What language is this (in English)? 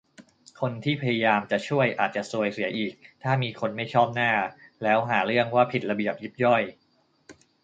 Thai